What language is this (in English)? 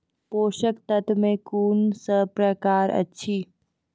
Maithili